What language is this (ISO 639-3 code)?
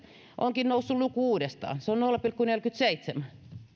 fin